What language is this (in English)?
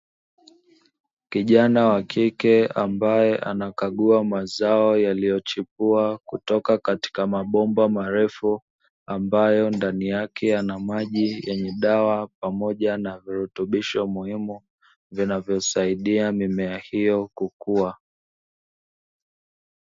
Swahili